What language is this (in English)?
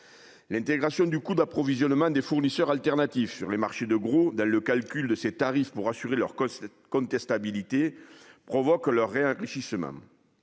French